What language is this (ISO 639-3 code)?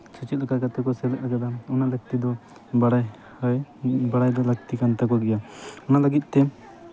sat